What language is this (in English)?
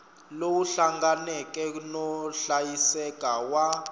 Tsonga